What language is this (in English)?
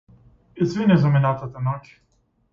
Macedonian